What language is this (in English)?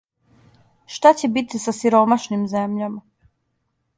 Serbian